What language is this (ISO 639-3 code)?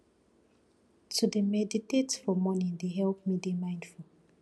pcm